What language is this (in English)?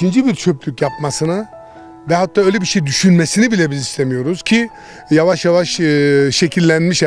Turkish